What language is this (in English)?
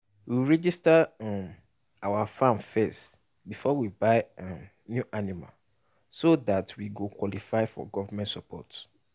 Nigerian Pidgin